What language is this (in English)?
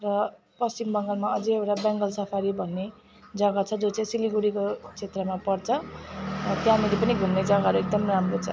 Nepali